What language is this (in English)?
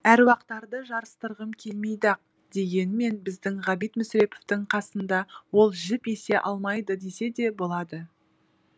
Kazakh